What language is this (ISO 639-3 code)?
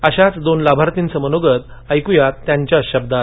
mar